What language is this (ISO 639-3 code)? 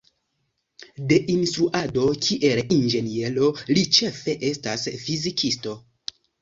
epo